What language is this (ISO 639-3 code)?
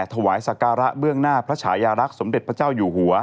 tha